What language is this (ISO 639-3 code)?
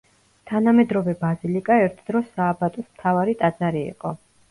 kat